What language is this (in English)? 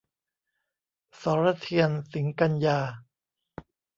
Thai